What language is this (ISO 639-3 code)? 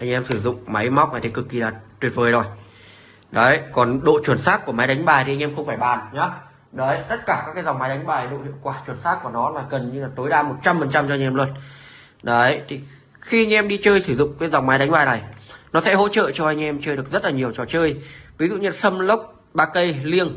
vie